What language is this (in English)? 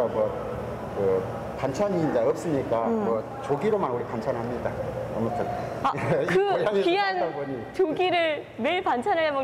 Korean